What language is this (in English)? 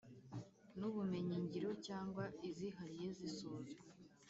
Kinyarwanda